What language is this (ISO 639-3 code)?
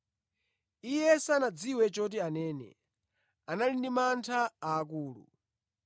nya